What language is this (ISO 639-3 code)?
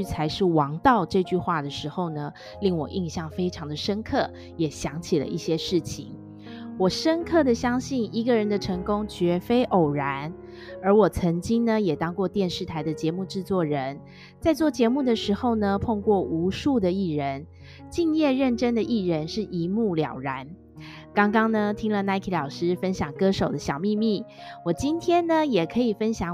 zho